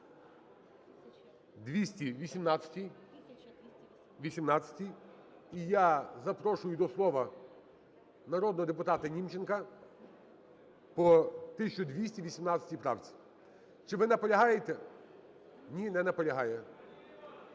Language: Ukrainian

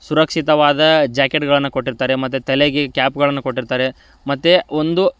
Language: Kannada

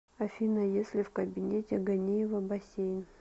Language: Russian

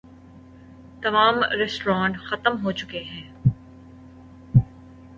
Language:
Urdu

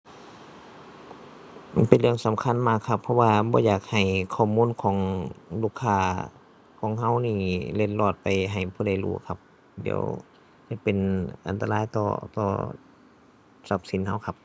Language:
Thai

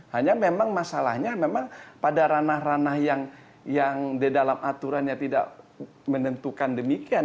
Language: Indonesian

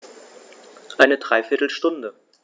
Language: German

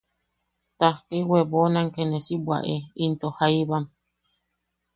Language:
Yaqui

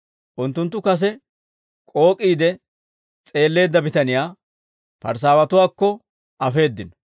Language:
Dawro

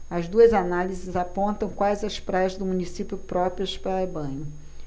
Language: Portuguese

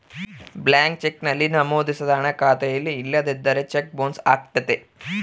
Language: Kannada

